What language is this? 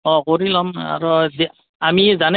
Assamese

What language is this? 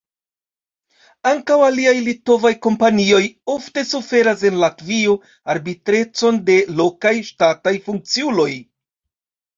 Esperanto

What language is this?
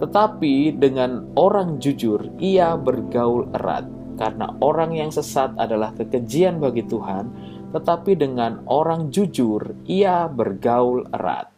Indonesian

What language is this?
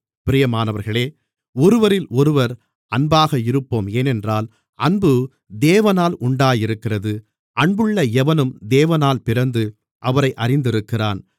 Tamil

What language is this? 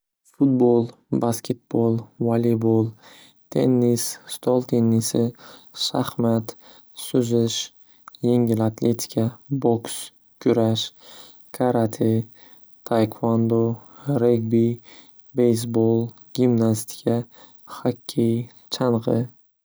Uzbek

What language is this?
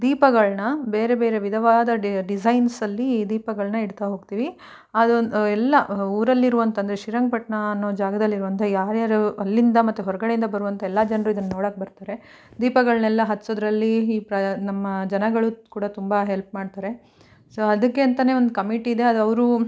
Kannada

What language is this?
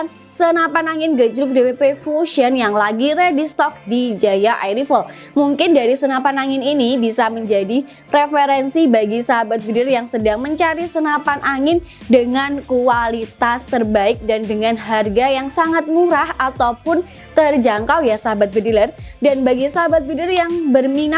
Indonesian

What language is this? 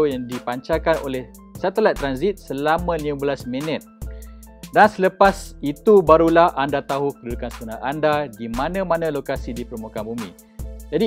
Malay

